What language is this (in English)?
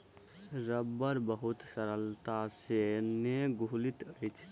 Maithili